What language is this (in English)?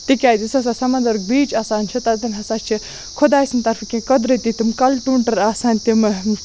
Kashmiri